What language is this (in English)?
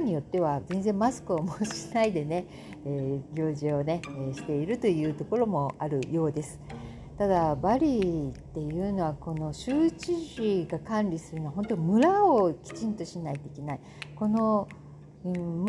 Japanese